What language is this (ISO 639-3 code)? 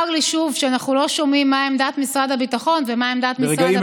heb